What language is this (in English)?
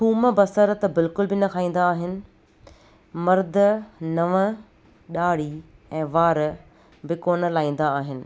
Sindhi